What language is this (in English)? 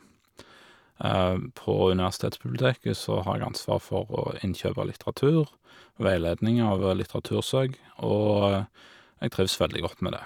Norwegian